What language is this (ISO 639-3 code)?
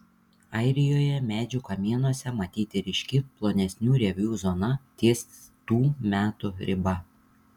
lit